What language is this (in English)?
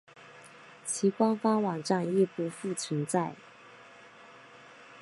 Chinese